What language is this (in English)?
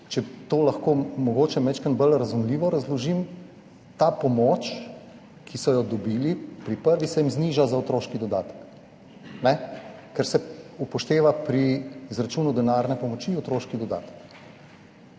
Slovenian